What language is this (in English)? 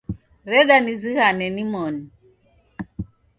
Taita